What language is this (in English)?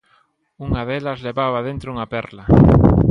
Galician